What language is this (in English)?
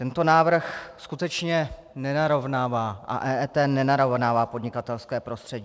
Czech